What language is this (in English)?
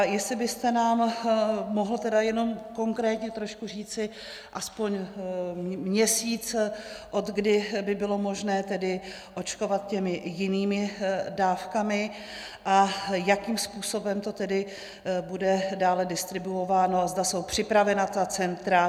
Czech